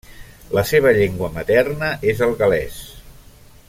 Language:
Catalan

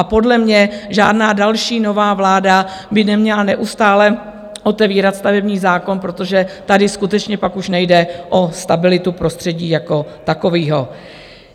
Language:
Czech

